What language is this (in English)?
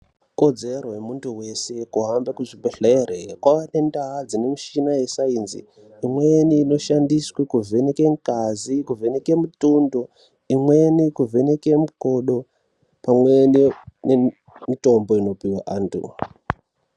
Ndau